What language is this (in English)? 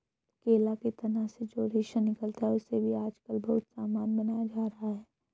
Hindi